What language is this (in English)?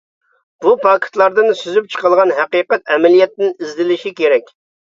Uyghur